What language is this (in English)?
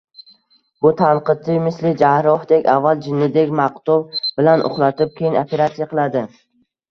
Uzbek